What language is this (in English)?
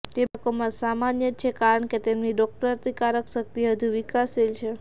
Gujarati